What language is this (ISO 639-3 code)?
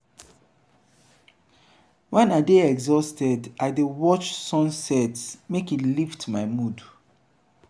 pcm